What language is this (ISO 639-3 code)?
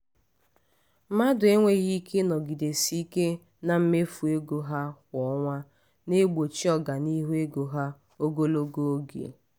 ibo